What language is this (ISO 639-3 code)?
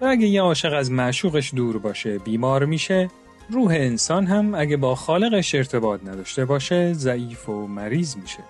fas